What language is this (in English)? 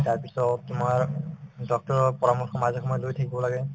Assamese